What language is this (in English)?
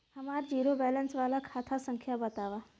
Bhojpuri